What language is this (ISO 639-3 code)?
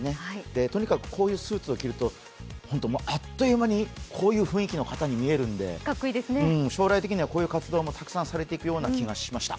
jpn